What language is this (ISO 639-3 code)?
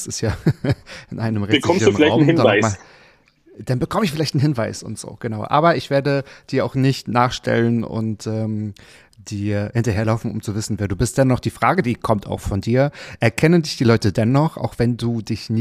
deu